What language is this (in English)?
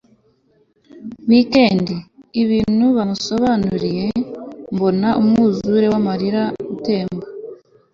Kinyarwanda